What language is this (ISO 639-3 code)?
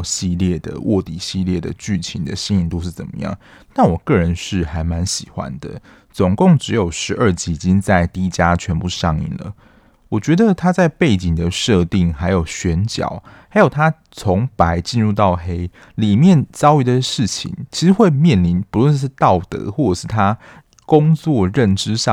zho